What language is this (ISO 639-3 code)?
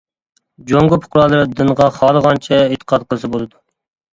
uig